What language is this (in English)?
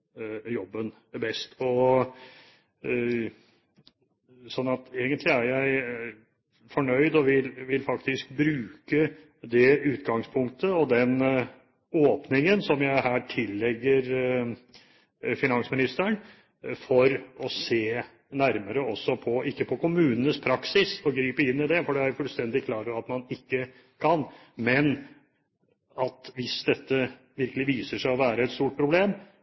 Norwegian Bokmål